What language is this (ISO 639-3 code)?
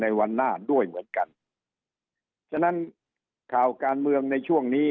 tha